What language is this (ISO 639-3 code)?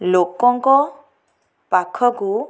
ori